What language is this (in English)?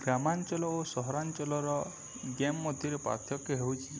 Odia